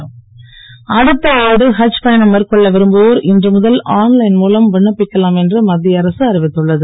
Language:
Tamil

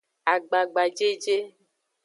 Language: Aja (Benin)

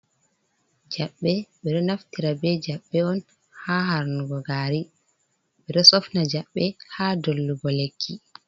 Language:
Fula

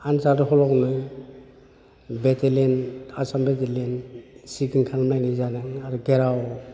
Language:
Bodo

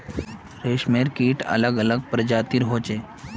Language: Magahi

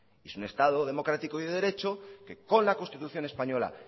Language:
Spanish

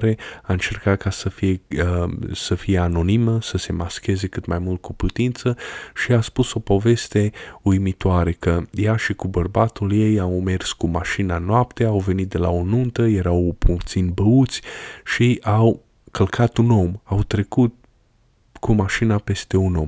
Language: Romanian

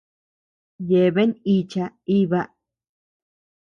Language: Tepeuxila Cuicatec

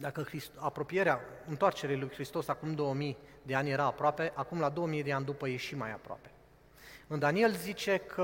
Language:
Romanian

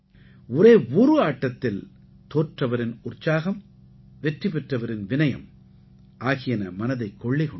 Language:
Tamil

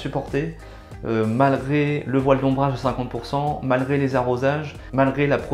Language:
French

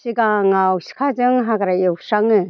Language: Bodo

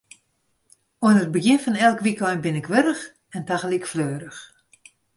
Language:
Western Frisian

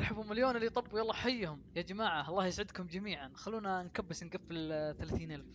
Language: Arabic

